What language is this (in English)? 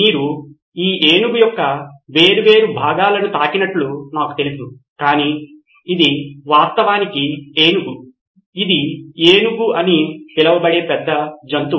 Telugu